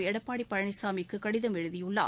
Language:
Tamil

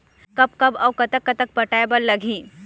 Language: Chhattisgarhi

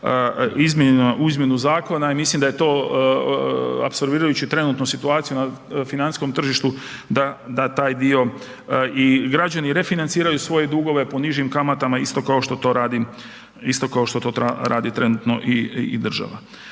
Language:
Croatian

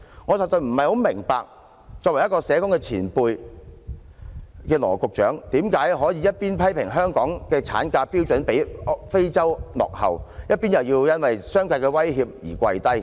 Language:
Cantonese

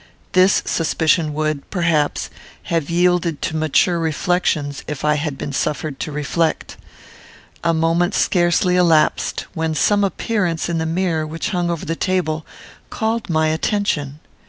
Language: English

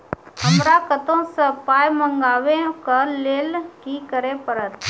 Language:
Maithili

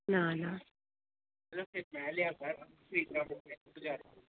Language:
Dogri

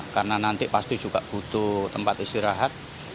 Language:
Indonesian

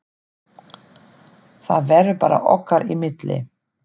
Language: Icelandic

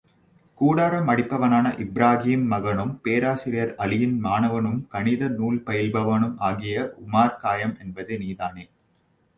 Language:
Tamil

